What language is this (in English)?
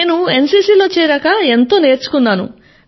Telugu